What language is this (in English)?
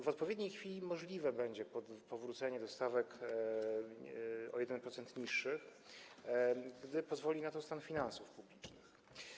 Polish